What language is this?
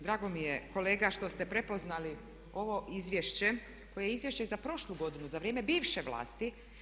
Croatian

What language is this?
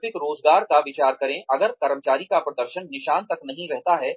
Hindi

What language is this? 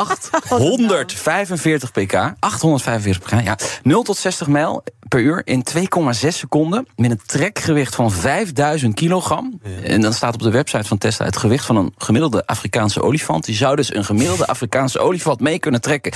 Dutch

